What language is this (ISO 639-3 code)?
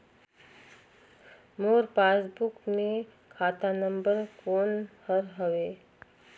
hne